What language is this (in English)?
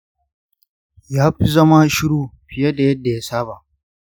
Hausa